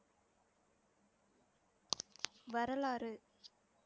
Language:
Tamil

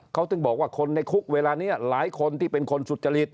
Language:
Thai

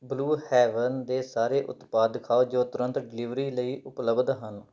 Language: Punjabi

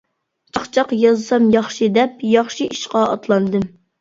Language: Uyghur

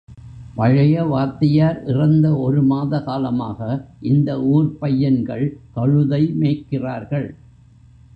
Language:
Tamil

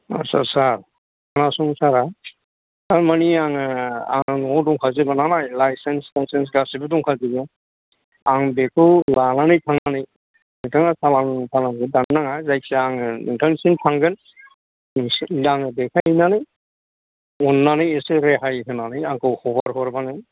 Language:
Bodo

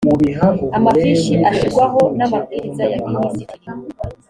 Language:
Kinyarwanda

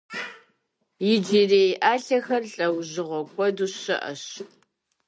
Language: Kabardian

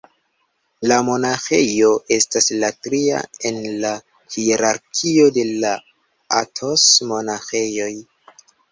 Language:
Esperanto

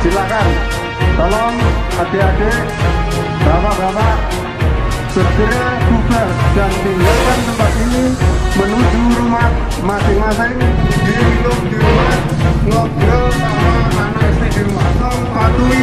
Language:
Indonesian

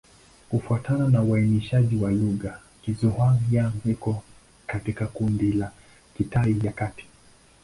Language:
Swahili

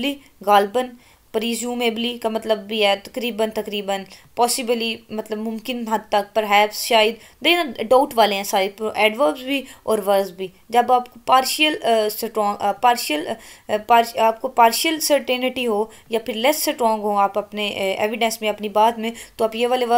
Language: Romanian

